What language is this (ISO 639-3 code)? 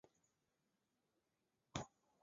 zho